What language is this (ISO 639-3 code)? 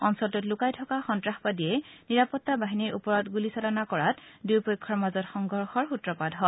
asm